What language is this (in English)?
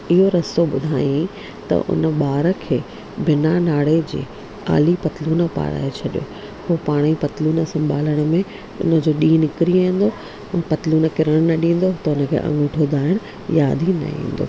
Sindhi